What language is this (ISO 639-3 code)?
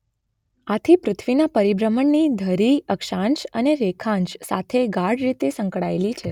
guj